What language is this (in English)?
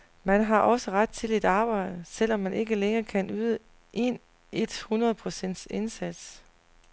Danish